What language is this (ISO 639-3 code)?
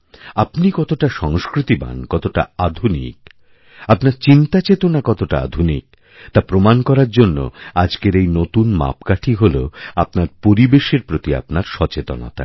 ben